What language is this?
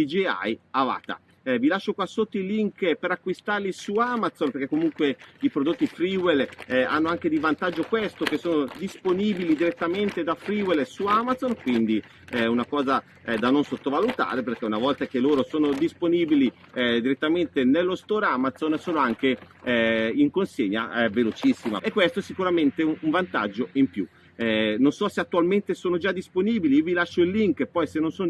Italian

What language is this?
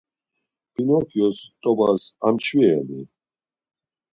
Laz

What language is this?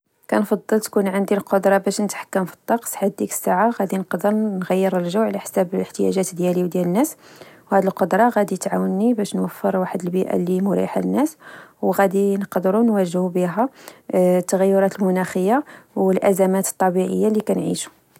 Moroccan Arabic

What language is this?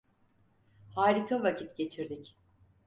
Turkish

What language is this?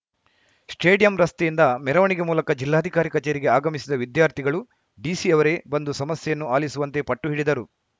Kannada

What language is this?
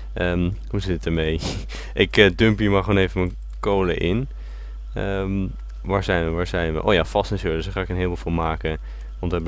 Dutch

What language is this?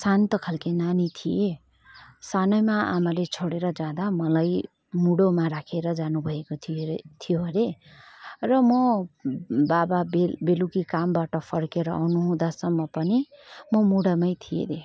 Nepali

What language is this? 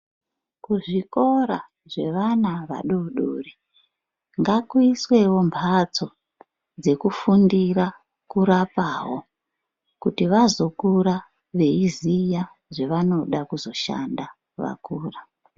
Ndau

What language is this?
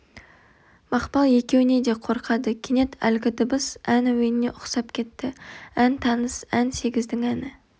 Kazakh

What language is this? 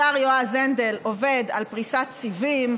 Hebrew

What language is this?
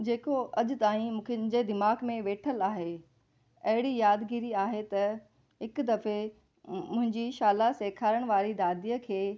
Sindhi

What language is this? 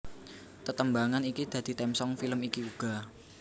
Javanese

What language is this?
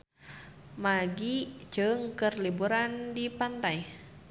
Sundanese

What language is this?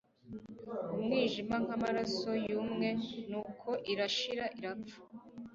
Kinyarwanda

